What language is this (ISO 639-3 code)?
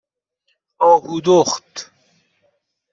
fas